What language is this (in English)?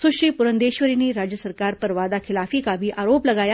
Hindi